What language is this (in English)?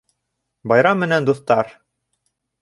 Bashkir